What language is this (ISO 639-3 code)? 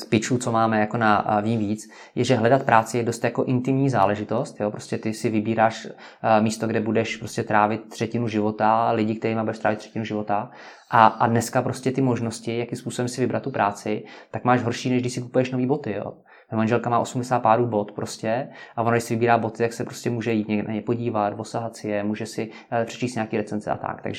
ces